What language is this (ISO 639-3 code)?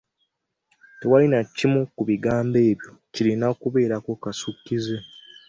lug